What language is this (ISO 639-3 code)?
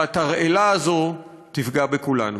heb